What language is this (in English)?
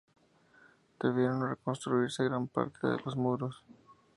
Spanish